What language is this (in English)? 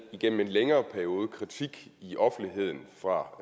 Danish